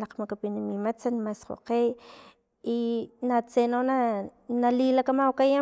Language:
Filomena Mata-Coahuitlán Totonac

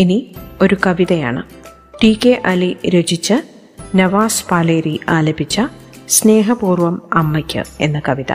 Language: Malayalam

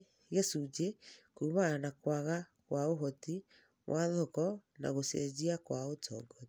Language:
Kikuyu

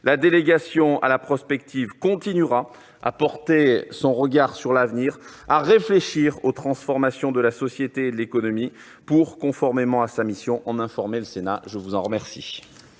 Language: French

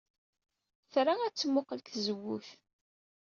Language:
Kabyle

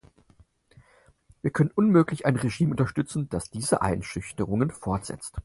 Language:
German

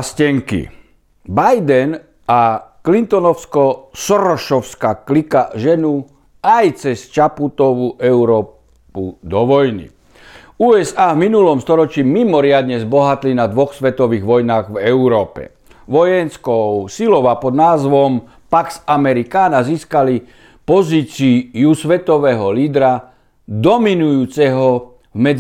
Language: Slovak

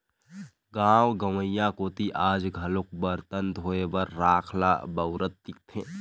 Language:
Chhattisgarhi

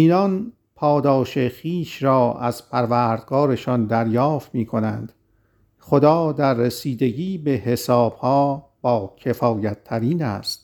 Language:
Persian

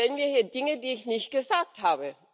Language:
German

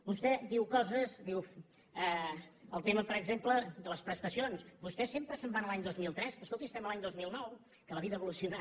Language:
Catalan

